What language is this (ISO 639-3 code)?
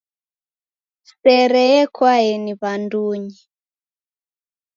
dav